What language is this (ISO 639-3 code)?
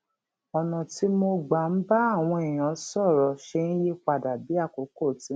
yor